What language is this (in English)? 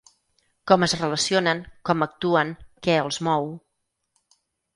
Catalan